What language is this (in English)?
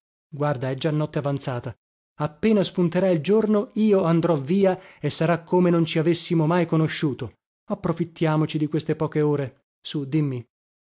Italian